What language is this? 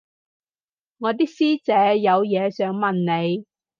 Cantonese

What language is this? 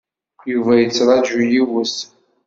Kabyle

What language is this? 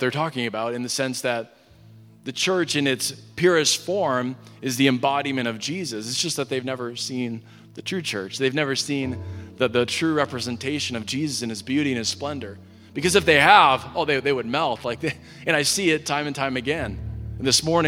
English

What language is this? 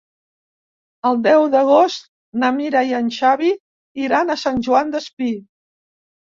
Catalan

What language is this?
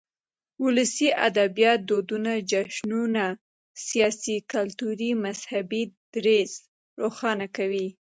Pashto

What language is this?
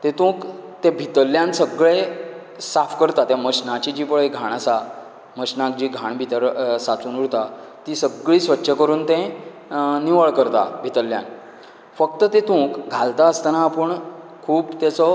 Konkani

